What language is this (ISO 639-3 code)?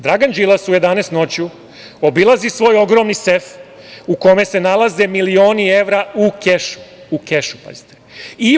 srp